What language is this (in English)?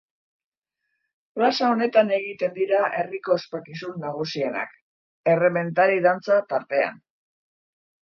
Basque